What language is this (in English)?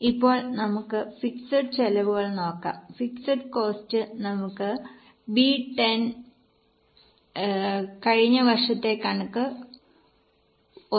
Malayalam